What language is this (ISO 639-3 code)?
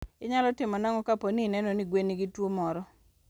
luo